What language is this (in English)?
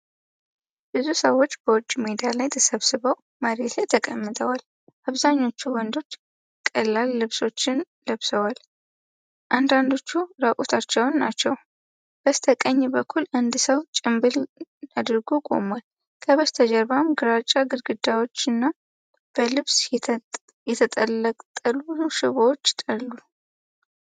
Amharic